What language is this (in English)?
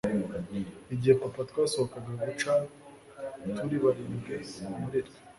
Kinyarwanda